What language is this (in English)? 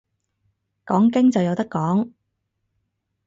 Cantonese